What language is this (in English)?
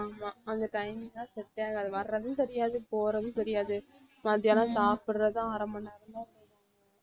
Tamil